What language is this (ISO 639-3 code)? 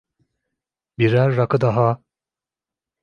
tur